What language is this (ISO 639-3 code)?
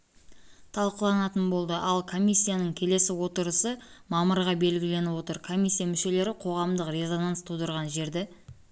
kaz